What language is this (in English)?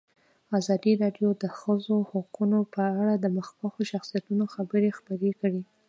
Pashto